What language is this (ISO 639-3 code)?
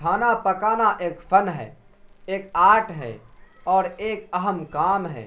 urd